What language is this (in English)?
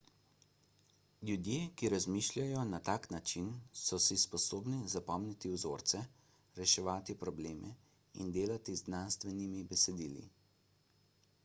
Slovenian